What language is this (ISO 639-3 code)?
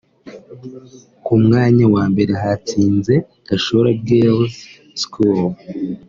kin